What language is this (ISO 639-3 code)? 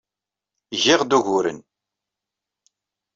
kab